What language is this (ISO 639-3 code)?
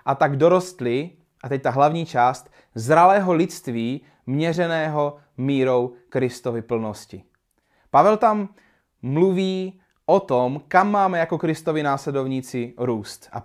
ces